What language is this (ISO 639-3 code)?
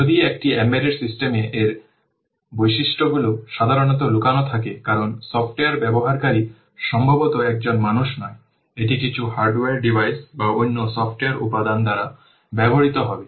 ben